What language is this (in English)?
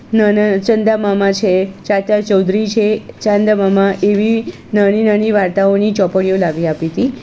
Gujarati